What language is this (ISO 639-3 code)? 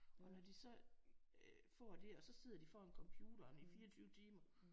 dan